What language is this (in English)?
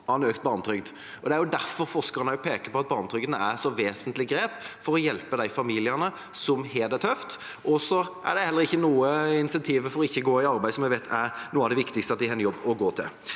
Norwegian